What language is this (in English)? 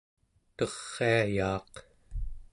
Central Yupik